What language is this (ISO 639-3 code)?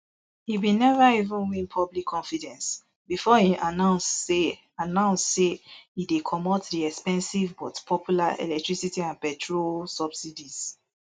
pcm